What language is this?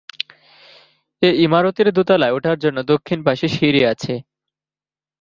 Bangla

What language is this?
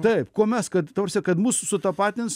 Lithuanian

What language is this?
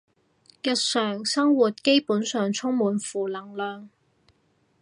Cantonese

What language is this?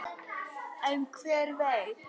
Icelandic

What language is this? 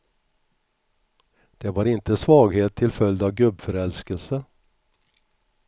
Swedish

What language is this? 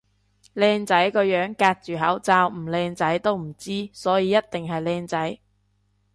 Cantonese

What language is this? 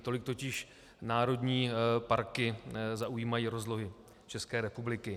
Czech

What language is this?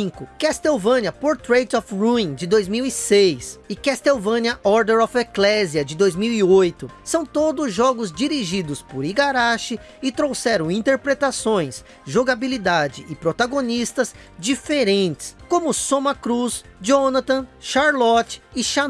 Portuguese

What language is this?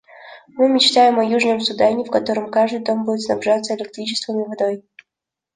Russian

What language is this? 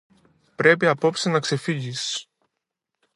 Greek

